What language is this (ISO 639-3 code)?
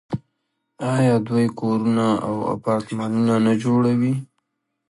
pus